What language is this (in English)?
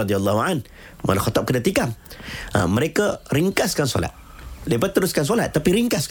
Malay